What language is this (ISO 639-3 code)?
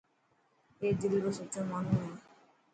mki